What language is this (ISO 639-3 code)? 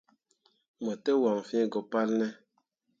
mua